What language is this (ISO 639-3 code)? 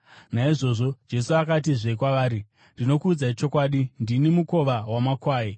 sna